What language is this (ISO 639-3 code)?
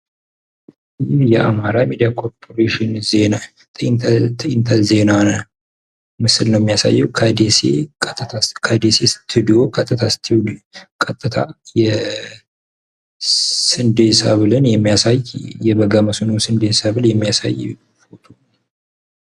amh